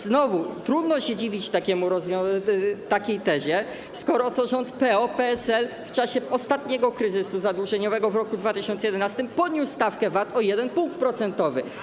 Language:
Polish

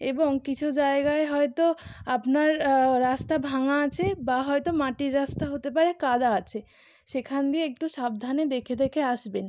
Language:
Bangla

